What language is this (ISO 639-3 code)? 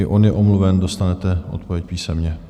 ces